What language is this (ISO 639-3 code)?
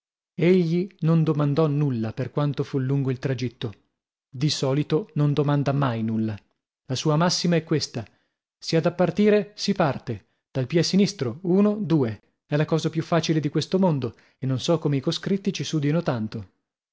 ita